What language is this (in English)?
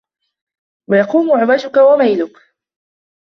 Arabic